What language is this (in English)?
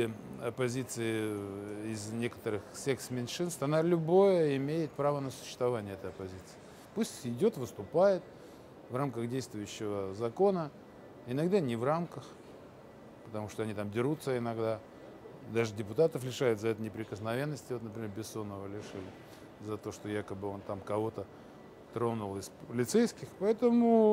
Russian